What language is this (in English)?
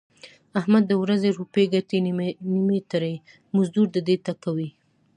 Pashto